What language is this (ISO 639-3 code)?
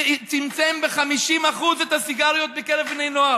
heb